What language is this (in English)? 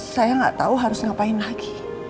Indonesian